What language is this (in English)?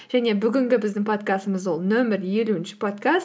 Kazakh